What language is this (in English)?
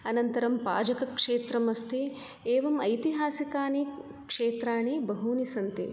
Sanskrit